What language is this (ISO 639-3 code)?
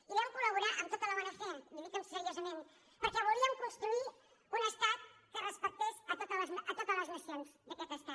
cat